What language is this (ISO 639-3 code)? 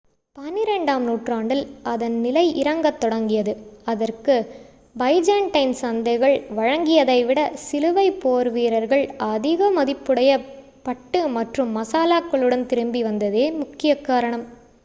tam